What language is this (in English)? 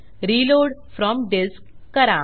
Marathi